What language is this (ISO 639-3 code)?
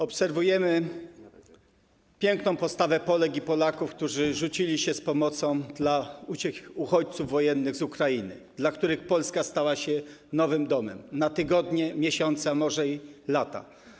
pol